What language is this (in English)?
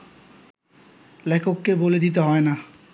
Bangla